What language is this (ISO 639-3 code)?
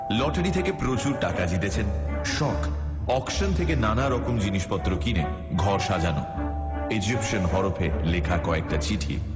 ben